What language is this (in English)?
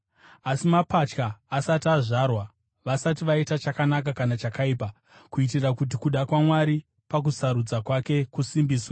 Shona